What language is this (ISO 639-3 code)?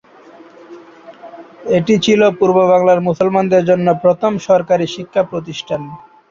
ben